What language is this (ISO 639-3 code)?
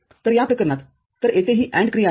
mar